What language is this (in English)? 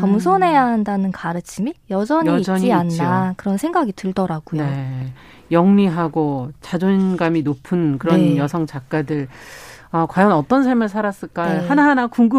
Korean